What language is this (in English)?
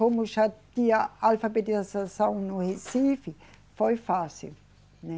Portuguese